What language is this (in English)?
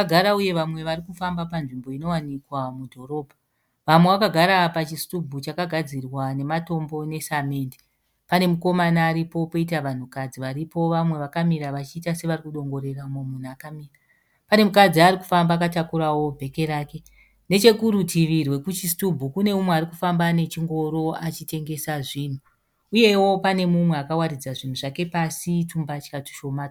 Shona